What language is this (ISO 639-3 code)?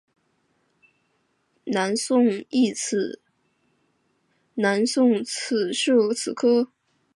zho